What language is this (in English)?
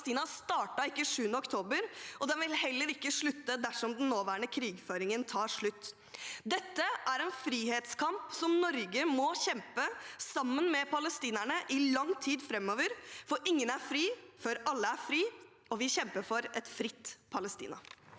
Norwegian